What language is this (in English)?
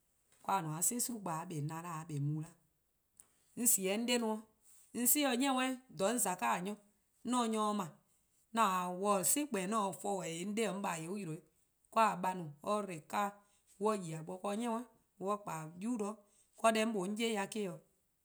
Eastern Krahn